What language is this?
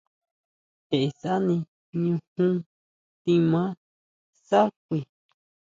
Huautla Mazatec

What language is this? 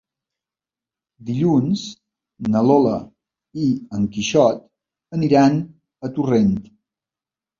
Catalan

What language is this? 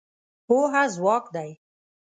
Pashto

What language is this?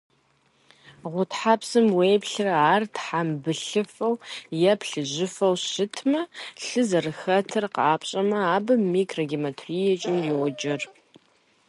Kabardian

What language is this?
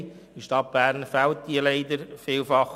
Swiss German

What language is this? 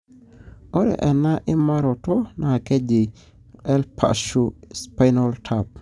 Masai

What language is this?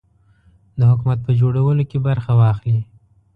Pashto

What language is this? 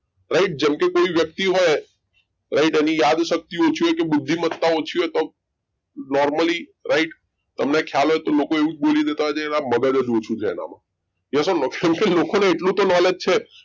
Gujarati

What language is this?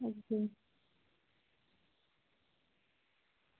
Dogri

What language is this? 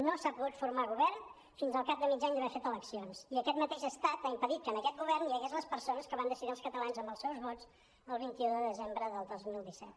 Catalan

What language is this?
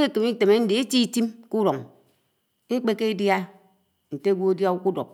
Anaang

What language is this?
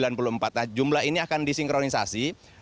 Indonesian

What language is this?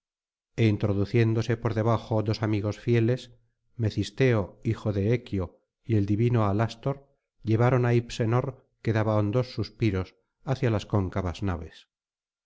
Spanish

